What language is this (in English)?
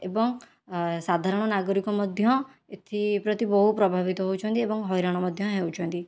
Odia